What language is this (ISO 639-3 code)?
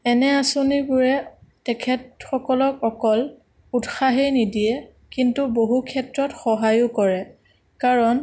asm